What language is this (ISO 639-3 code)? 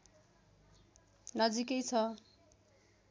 nep